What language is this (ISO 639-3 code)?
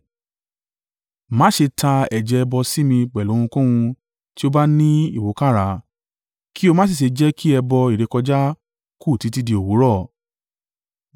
yor